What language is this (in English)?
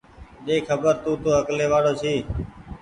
Goaria